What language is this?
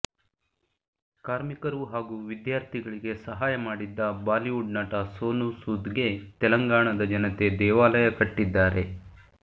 Kannada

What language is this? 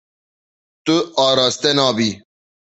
Kurdish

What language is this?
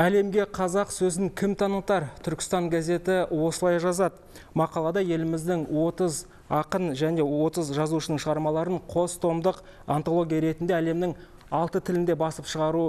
Russian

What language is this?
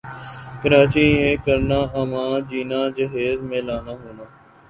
Urdu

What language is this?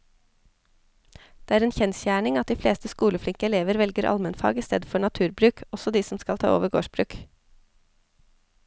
Norwegian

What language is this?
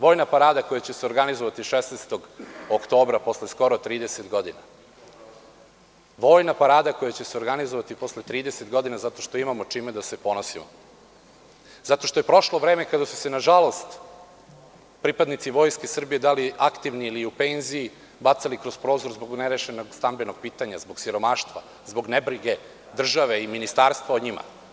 Serbian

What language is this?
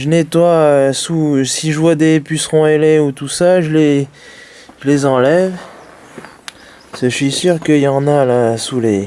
French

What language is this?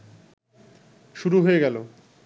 Bangla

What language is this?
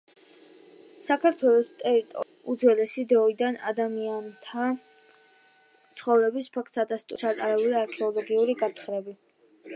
Georgian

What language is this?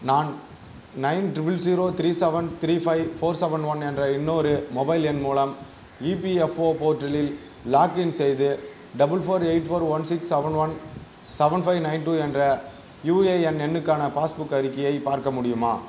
Tamil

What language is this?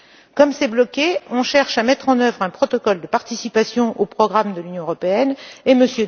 French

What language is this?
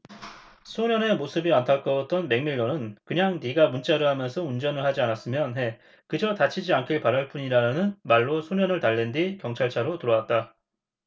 Korean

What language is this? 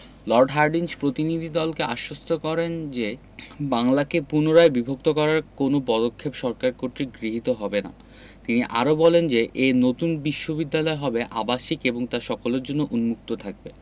Bangla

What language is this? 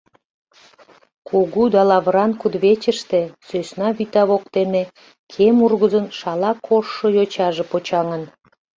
Mari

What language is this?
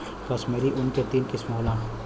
Bhojpuri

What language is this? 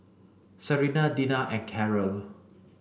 English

